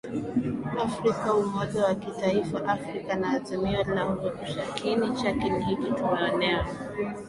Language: Swahili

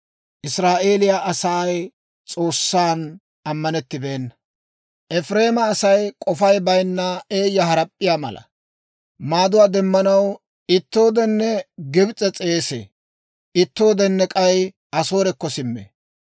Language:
Dawro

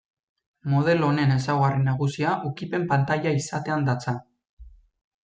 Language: Basque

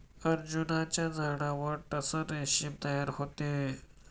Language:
Marathi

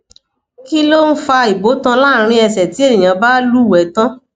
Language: Yoruba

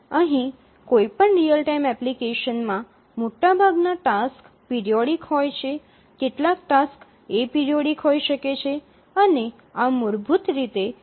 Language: Gujarati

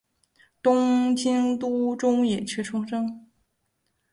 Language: Chinese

